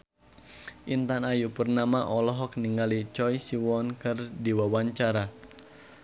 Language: Sundanese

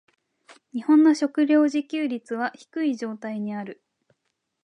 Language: Japanese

